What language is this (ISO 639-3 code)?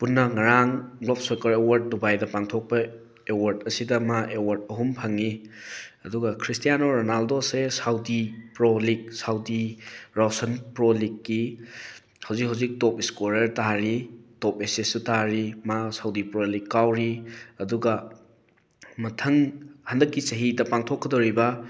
mni